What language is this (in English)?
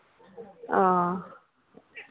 Santali